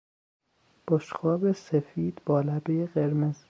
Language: Persian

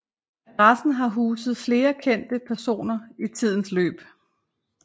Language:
Danish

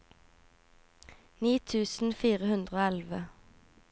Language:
Norwegian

